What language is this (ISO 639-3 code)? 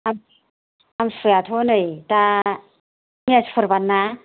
brx